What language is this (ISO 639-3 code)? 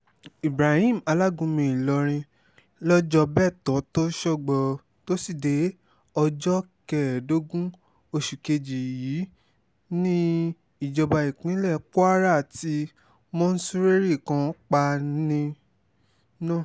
yor